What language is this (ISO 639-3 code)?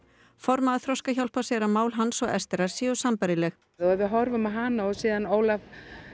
isl